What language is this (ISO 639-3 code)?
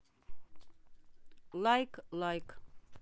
rus